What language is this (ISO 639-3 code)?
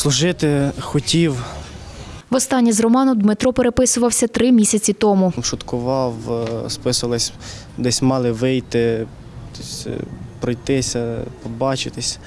ukr